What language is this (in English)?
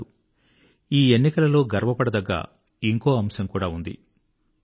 Telugu